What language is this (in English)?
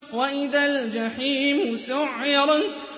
Arabic